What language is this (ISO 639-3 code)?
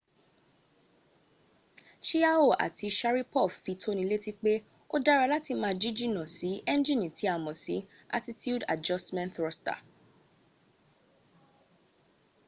yor